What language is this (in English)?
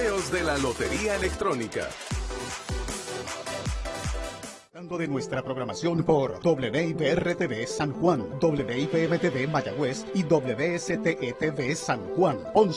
Spanish